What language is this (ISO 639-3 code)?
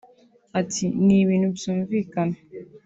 kin